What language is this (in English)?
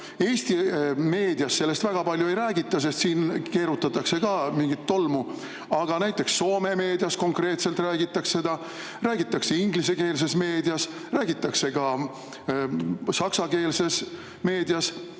Estonian